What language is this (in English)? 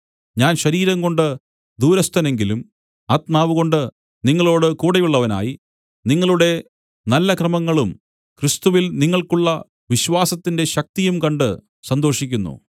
Malayalam